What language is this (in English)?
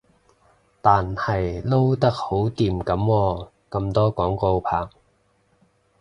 Cantonese